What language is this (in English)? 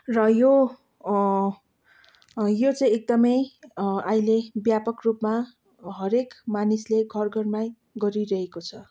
Nepali